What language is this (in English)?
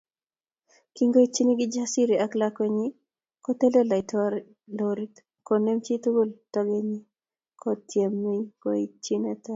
Kalenjin